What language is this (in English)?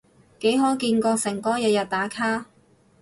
Cantonese